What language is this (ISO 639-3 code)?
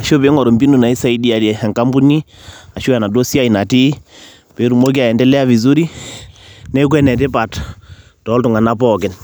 mas